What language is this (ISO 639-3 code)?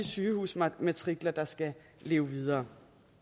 dan